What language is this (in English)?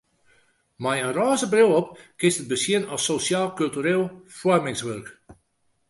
Western Frisian